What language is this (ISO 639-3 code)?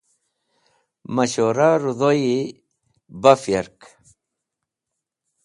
wbl